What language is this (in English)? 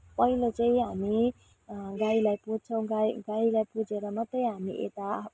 Nepali